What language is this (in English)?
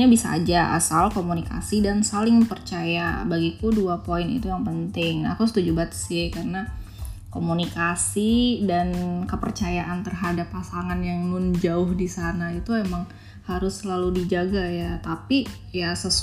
Indonesian